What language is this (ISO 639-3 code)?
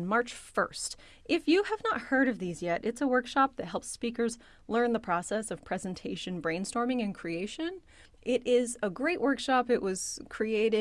eng